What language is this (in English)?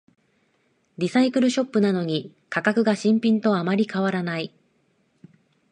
Japanese